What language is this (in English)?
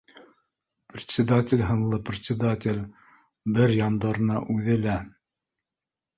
Bashkir